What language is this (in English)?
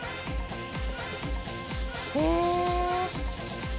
Japanese